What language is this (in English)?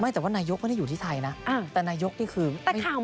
Thai